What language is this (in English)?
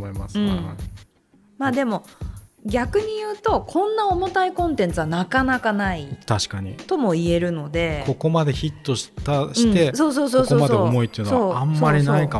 Japanese